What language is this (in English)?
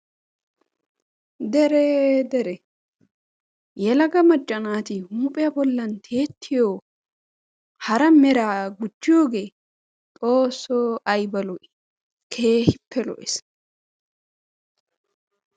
Wolaytta